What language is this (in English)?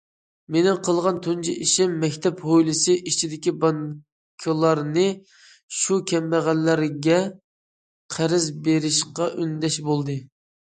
Uyghur